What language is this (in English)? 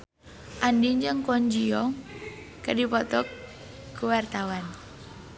Sundanese